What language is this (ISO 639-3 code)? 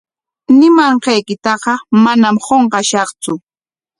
qwa